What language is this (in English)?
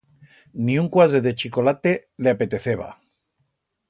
Aragonese